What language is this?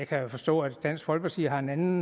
Danish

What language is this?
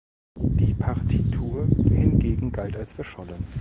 German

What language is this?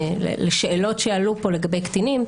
Hebrew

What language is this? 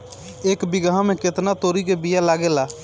Bhojpuri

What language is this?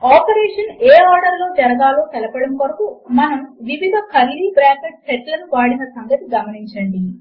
Telugu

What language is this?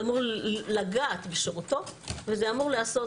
Hebrew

